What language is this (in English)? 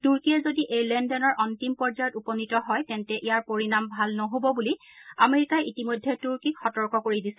Assamese